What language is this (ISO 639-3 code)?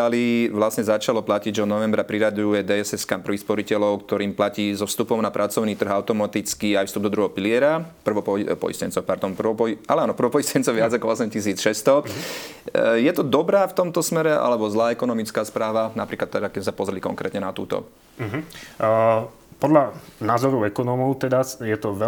slk